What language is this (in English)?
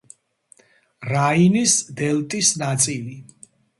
Georgian